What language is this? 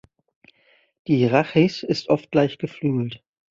German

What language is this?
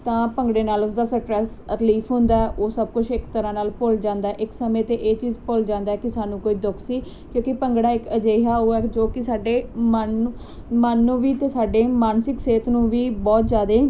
Punjabi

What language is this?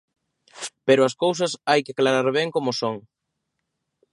Galician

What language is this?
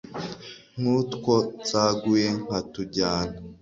Kinyarwanda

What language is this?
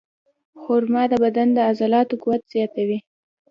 Pashto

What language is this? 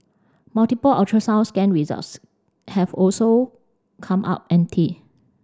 English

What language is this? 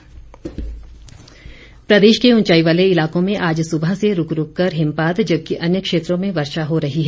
Hindi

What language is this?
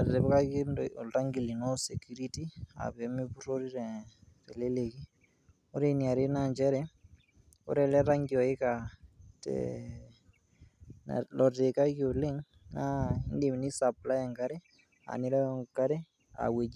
Masai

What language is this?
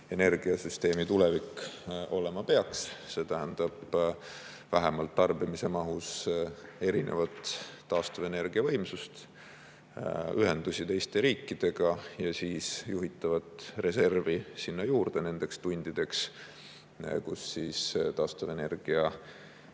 Estonian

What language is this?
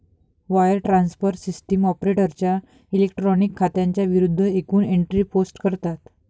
Marathi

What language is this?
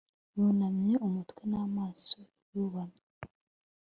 Kinyarwanda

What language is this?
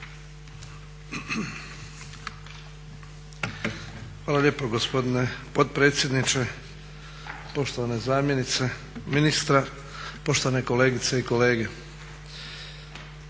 Croatian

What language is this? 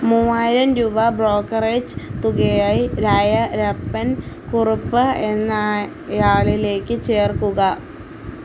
Malayalam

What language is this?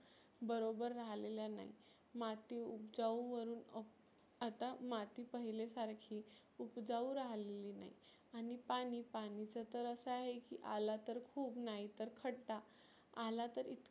Marathi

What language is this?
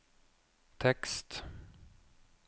Norwegian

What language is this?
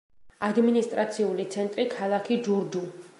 Georgian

